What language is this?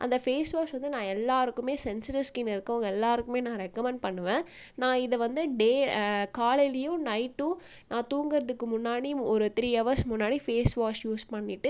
Tamil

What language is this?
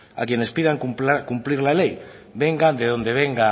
Spanish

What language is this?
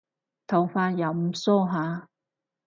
Cantonese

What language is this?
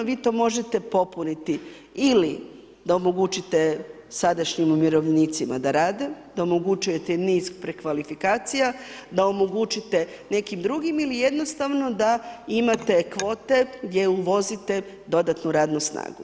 Croatian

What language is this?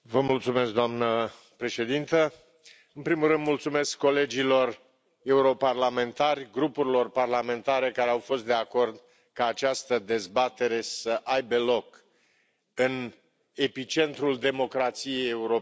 Romanian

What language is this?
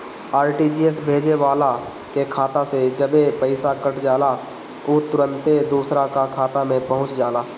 Bhojpuri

